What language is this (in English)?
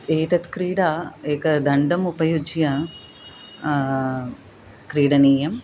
Sanskrit